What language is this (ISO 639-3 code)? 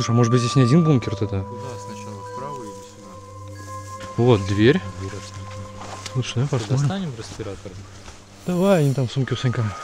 rus